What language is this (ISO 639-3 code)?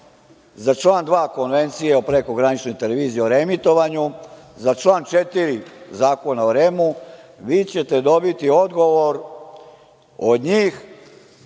srp